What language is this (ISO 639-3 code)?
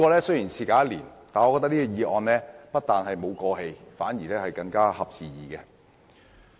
yue